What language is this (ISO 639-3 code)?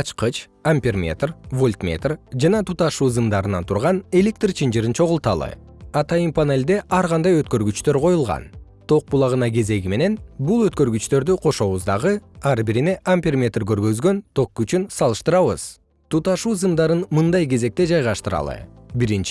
kir